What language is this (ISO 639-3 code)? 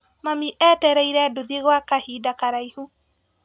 kik